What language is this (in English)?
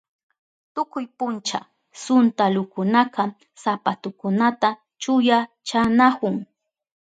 Southern Pastaza Quechua